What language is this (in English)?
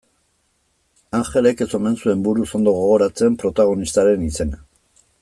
Basque